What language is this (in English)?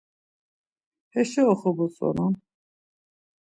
Laz